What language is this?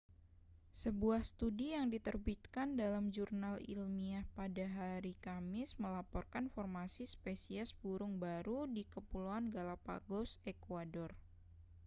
Indonesian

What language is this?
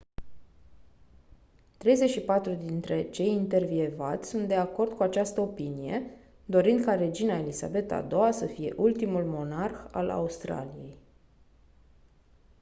Romanian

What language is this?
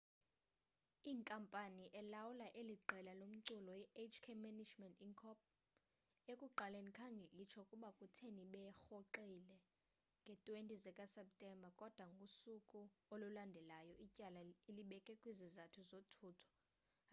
Xhosa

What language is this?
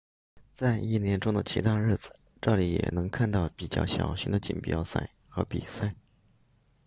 Chinese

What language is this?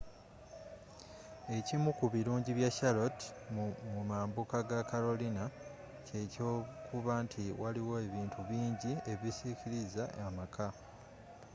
Ganda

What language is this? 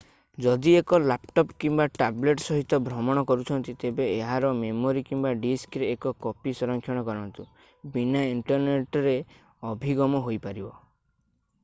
Odia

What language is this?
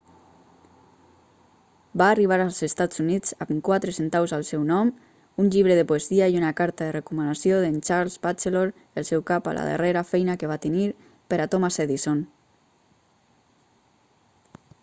Catalan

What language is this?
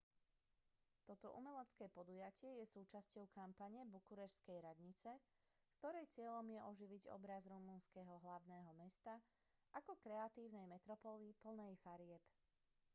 Slovak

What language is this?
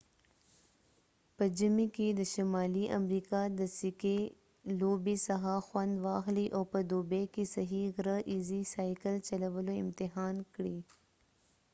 Pashto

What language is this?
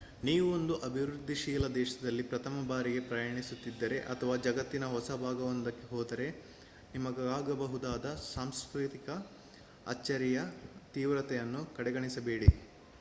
Kannada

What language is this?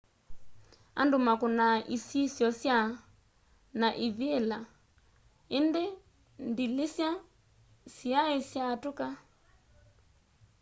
Kamba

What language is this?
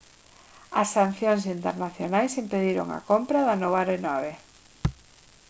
Galician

